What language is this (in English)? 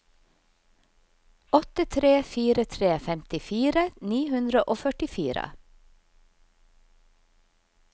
Norwegian